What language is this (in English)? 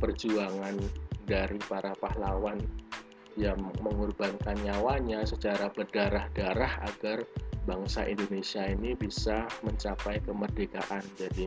Indonesian